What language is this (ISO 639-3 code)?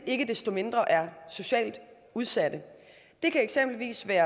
dan